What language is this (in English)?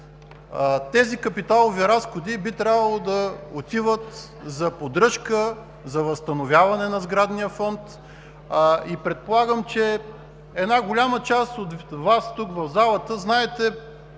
Bulgarian